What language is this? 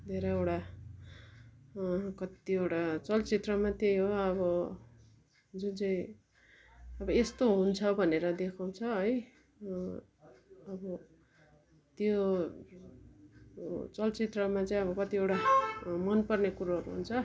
Nepali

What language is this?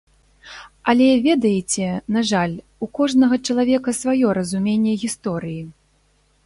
Belarusian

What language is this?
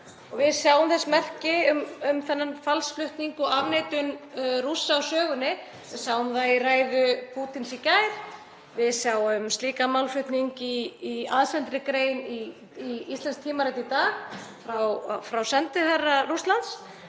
Icelandic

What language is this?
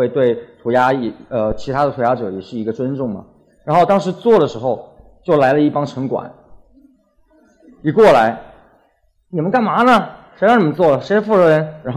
Chinese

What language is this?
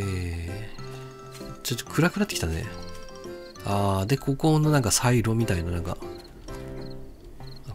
Japanese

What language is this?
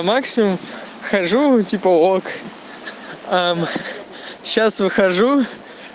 Russian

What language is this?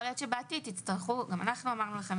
Hebrew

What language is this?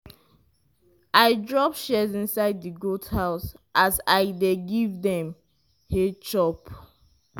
Nigerian Pidgin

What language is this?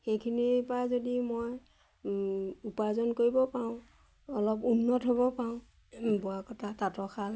Assamese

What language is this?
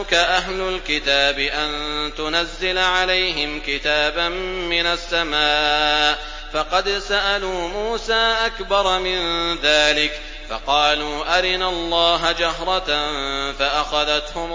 Arabic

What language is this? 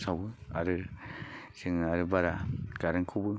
Bodo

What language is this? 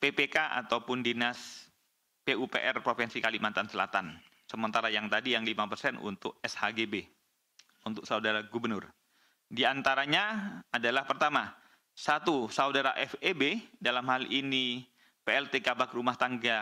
Indonesian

